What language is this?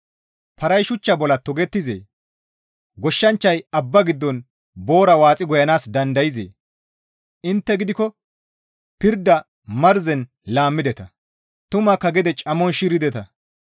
Gamo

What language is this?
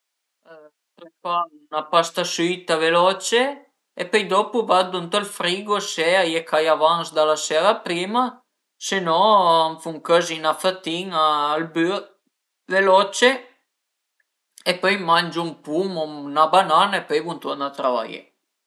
Piedmontese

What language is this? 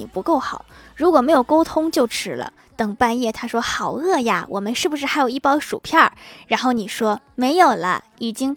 Chinese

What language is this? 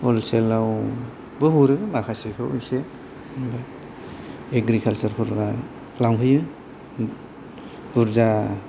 Bodo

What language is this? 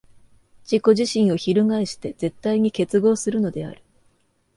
Japanese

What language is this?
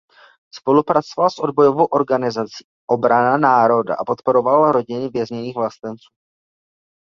Czech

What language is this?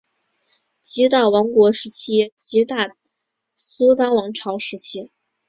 Chinese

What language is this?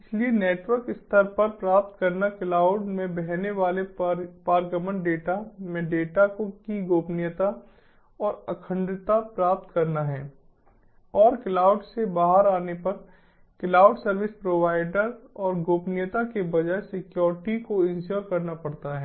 Hindi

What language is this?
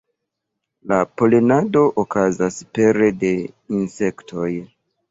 Esperanto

